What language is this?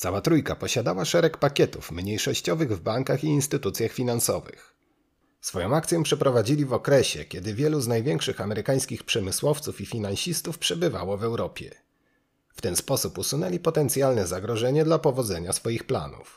Polish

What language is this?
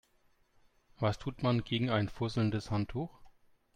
German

